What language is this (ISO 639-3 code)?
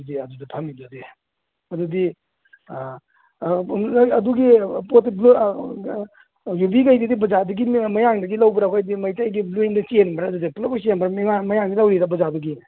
mni